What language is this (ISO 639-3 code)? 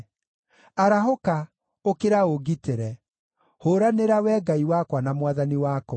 kik